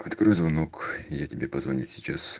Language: Russian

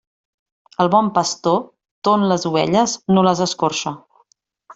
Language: Catalan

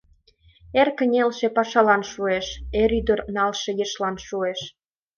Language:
Mari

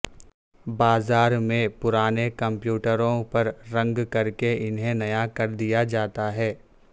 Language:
Urdu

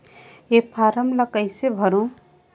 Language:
Chhattisgarhi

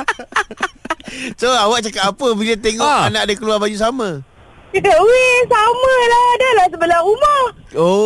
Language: Malay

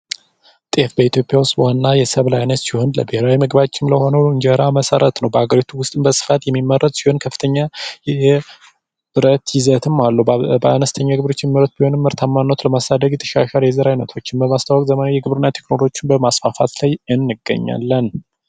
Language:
Amharic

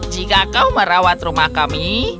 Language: Indonesian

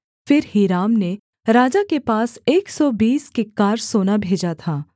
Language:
Hindi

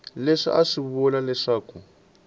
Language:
Tsonga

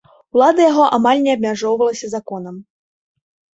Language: Belarusian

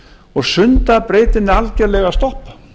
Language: Icelandic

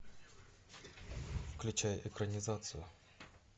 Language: Russian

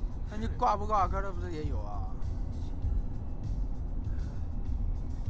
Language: Chinese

